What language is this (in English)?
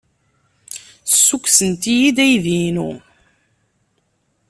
Kabyle